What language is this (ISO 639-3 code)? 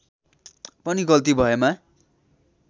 nep